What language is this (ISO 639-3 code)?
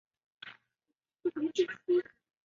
zho